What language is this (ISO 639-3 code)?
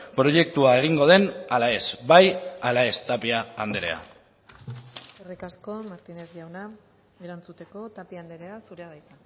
eus